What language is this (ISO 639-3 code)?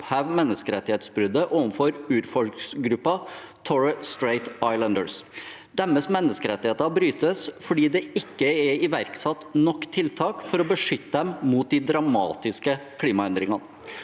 nor